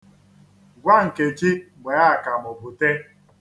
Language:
Igbo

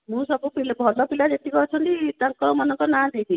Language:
Odia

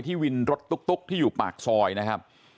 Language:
Thai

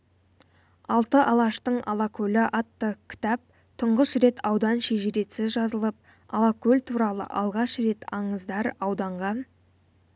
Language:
Kazakh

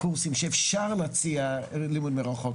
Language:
Hebrew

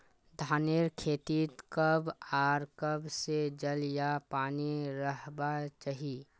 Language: Magahi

